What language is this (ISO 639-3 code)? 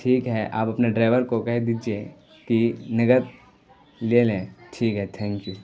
urd